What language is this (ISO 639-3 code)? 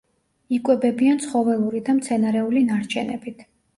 kat